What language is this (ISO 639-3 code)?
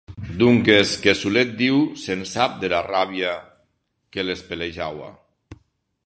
oci